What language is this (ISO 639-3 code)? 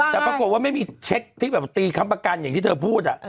tha